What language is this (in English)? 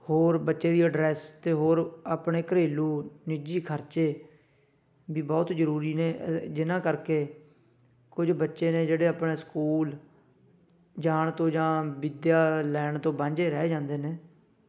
Punjabi